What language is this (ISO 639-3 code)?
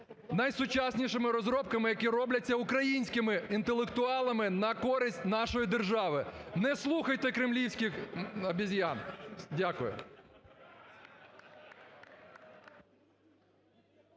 ukr